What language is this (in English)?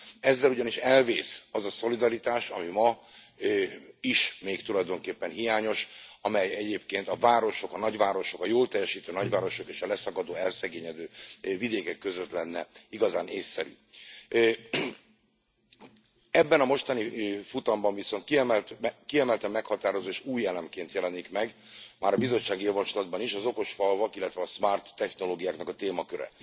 Hungarian